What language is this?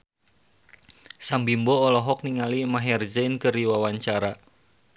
Sundanese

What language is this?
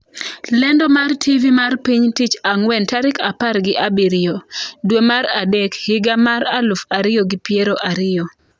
Luo (Kenya and Tanzania)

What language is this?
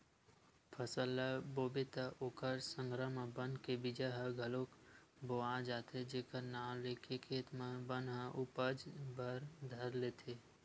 Chhattisgarhi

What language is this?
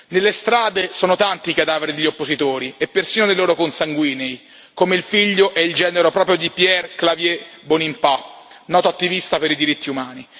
Italian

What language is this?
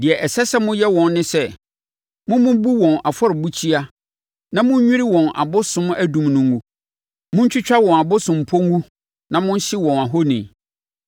Akan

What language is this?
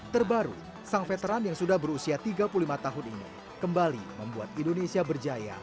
Indonesian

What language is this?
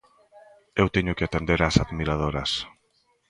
Galician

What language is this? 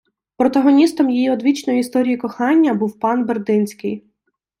Ukrainian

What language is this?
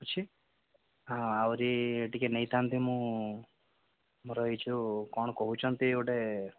Odia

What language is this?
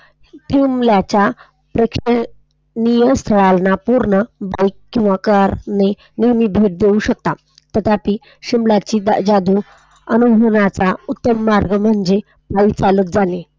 Marathi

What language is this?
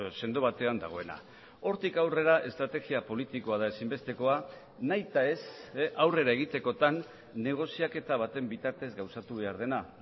Basque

